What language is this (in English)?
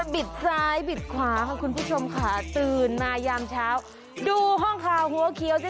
Thai